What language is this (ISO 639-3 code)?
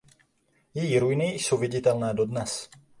ces